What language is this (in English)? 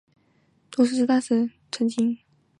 Chinese